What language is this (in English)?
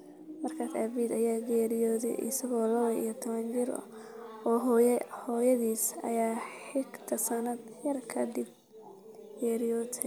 Somali